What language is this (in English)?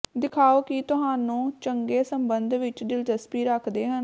Punjabi